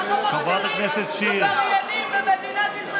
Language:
Hebrew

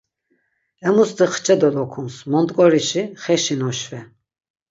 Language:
Laz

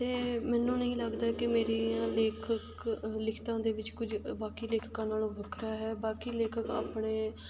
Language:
Punjabi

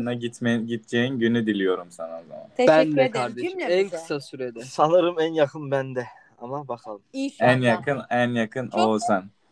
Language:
Turkish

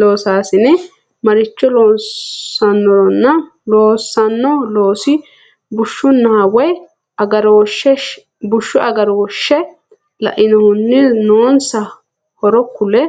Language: Sidamo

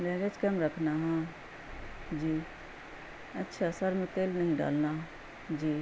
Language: Urdu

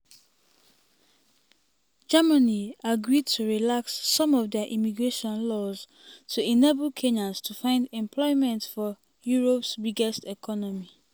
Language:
Nigerian Pidgin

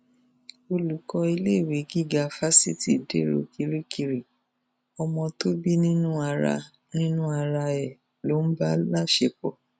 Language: Yoruba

